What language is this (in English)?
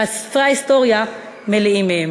Hebrew